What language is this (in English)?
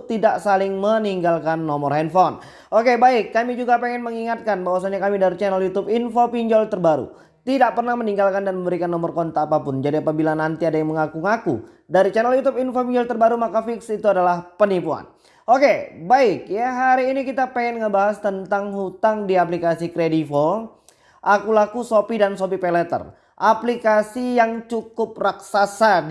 Indonesian